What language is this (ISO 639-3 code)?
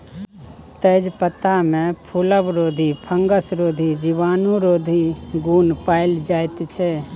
mai